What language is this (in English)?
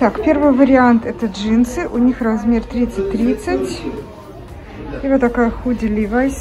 Russian